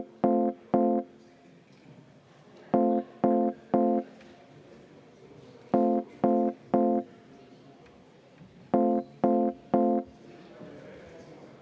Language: Estonian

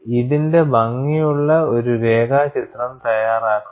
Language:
Malayalam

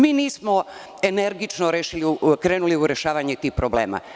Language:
Serbian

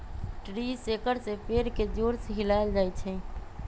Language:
Magahi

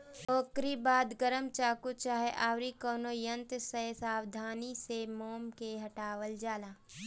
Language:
Bhojpuri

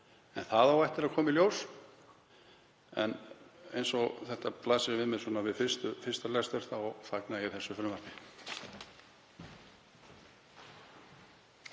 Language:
Icelandic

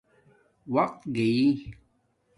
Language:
Domaaki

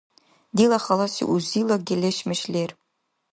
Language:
Dargwa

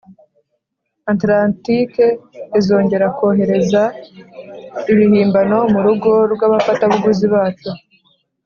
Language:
Kinyarwanda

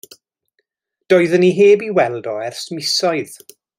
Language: Welsh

